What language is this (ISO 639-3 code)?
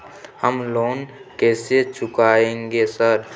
mai